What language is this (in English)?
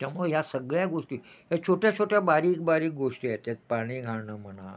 Marathi